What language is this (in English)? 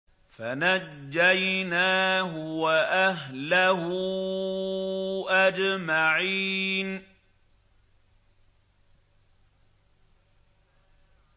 Arabic